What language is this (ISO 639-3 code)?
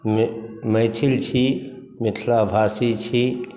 mai